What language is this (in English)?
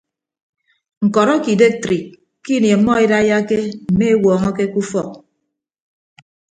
Ibibio